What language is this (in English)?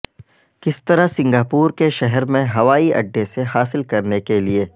Urdu